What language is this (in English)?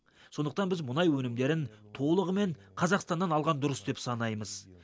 Kazakh